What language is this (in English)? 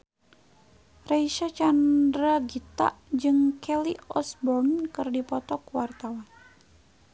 Sundanese